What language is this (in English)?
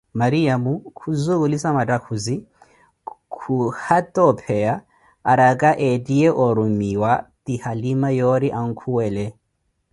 Koti